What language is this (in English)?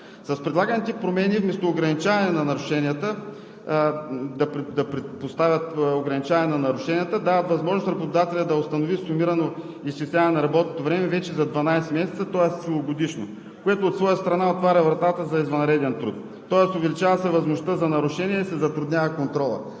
Bulgarian